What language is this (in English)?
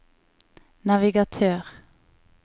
Norwegian